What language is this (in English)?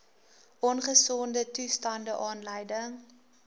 Afrikaans